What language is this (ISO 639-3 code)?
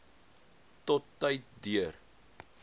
afr